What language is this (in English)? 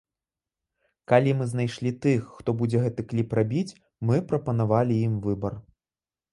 Belarusian